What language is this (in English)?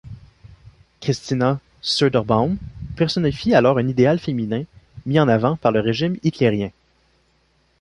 French